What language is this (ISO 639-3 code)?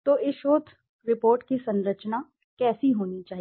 hin